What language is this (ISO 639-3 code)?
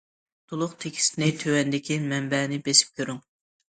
uig